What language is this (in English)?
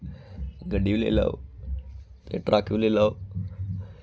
Dogri